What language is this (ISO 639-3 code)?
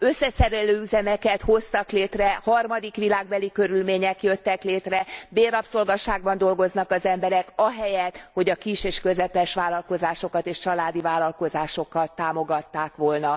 hun